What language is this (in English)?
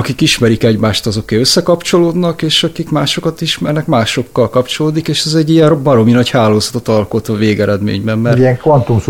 Hungarian